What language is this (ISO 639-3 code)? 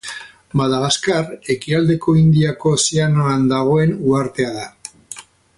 eus